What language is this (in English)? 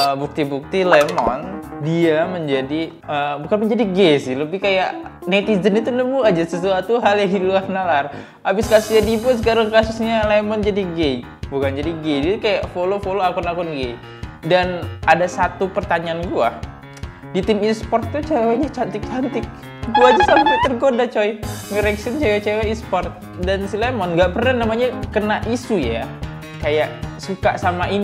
Indonesian